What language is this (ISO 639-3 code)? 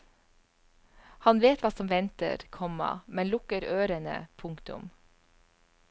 nor